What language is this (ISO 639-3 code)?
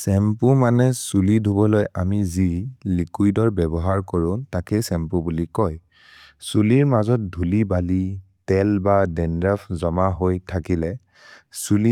mrr